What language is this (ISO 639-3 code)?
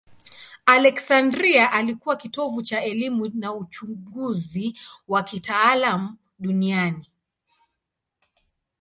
swa